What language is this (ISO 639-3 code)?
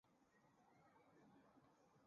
zho